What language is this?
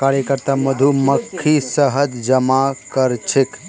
Magahi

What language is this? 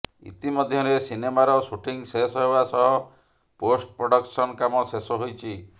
Odia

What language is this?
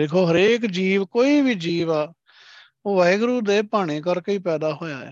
Punjabi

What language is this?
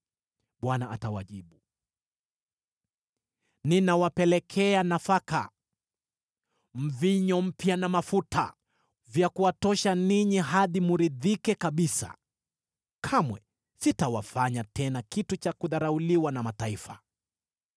Swahili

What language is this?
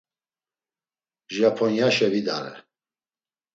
Laz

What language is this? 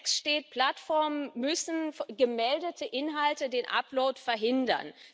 German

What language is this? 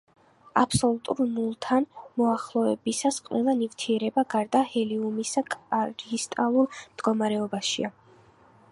Georgian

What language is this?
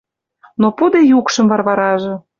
Western Mari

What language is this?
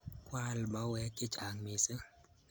Kalenjin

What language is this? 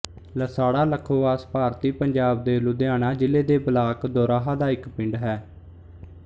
Punjabi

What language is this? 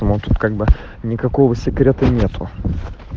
Russian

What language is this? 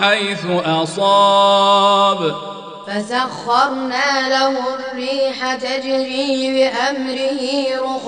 Arabic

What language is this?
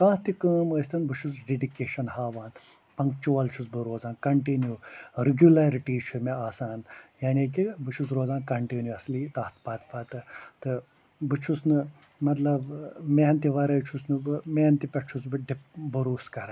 Kashmiri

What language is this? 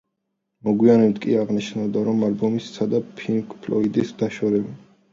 Georgian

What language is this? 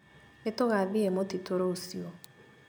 Kikuyu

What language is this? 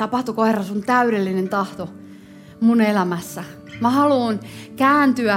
Finnish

